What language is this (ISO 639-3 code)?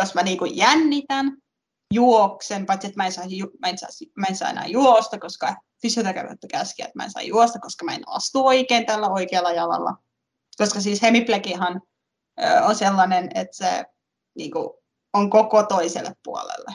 fin